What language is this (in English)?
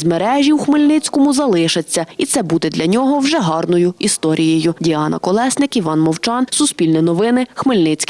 Ukrainian